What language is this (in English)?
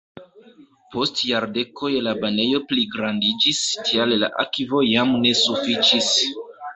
Esperanto